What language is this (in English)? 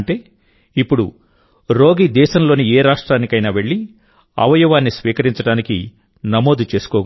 Telugu